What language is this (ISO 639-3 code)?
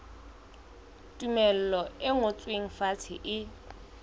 sot